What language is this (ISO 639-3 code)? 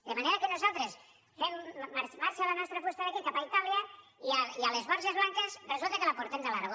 cat